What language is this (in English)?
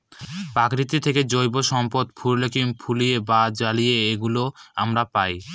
Bangla